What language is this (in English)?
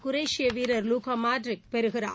Tamil